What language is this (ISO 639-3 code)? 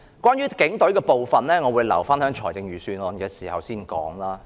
yue